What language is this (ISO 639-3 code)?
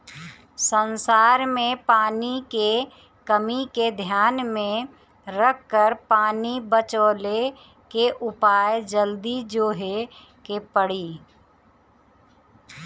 bho